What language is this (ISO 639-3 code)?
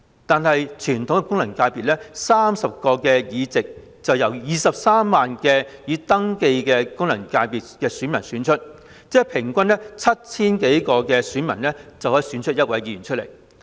yue